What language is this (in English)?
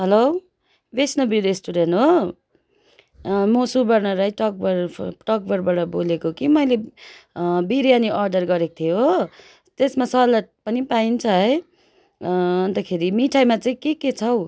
Nepali